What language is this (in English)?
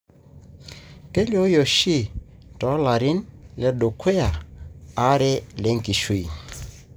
Masai